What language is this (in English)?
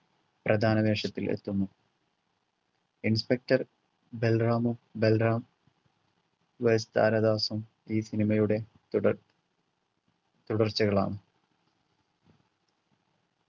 Malayalam